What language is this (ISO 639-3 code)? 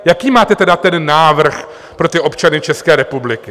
ces